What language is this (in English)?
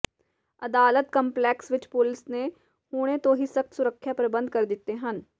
Punjabi